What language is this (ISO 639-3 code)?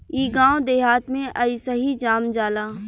bho